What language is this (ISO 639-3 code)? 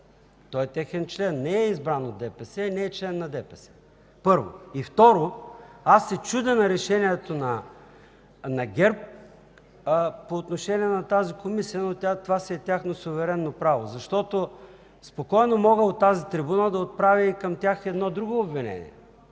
bul